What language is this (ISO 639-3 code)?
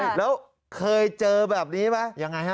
tha